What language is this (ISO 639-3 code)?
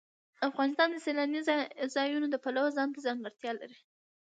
pus